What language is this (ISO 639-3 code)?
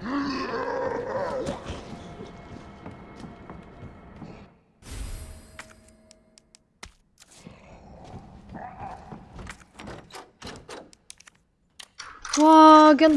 ara